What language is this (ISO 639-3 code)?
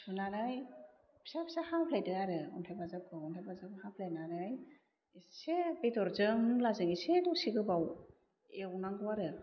brx